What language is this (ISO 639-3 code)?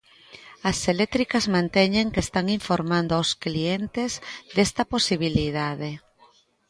glg